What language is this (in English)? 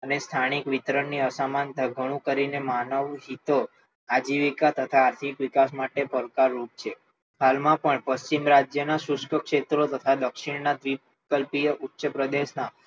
Gujarati